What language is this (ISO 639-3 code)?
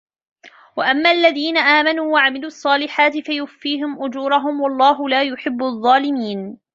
ara